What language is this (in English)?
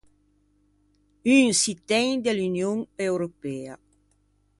Ligurian